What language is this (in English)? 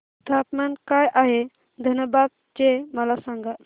Marathi